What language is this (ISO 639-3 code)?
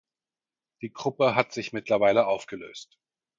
deu